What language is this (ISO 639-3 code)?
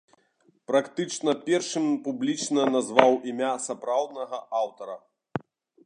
bel